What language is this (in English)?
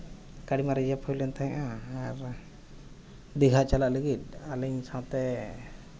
Santali